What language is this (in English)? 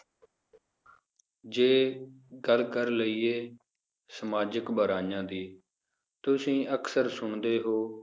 Punjabi